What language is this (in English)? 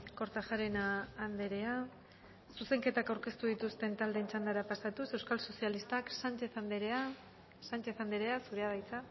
Basque